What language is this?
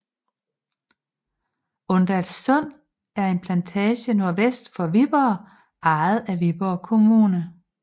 Danish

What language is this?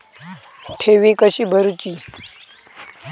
Marathi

